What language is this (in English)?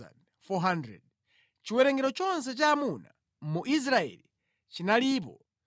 Nyanja